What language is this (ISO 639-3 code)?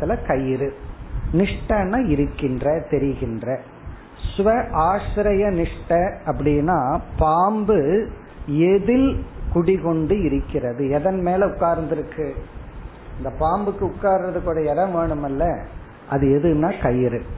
tam